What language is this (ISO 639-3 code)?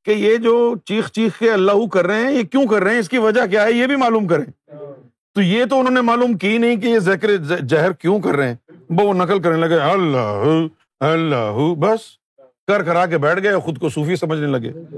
urd